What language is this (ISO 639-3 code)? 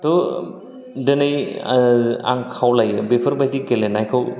brx